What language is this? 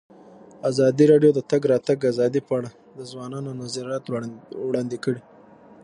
Pashto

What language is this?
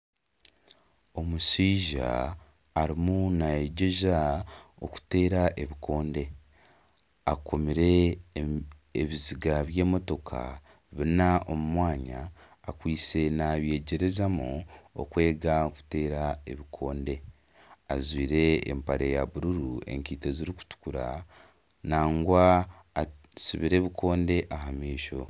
Nyankole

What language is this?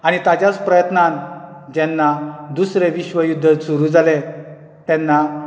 Konkani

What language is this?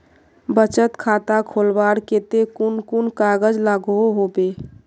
Magahi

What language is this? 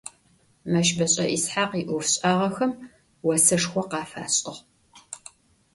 Adyghe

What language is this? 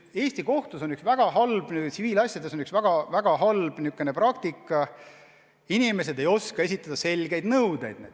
Estonian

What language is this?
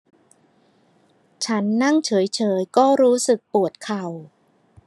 Thai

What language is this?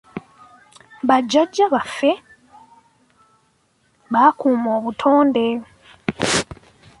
Ganda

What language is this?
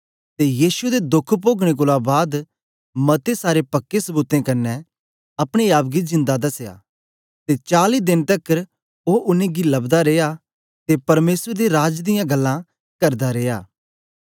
Dogri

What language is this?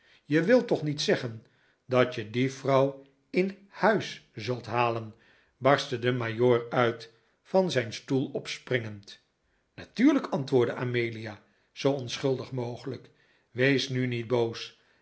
Dutch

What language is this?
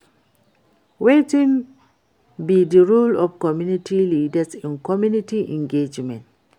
Nigerian Pidgin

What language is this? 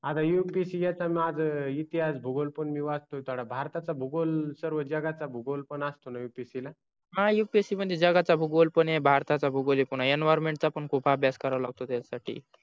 Marathi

